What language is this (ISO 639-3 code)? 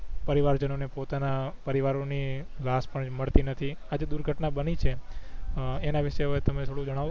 guj